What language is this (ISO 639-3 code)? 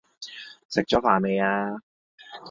yue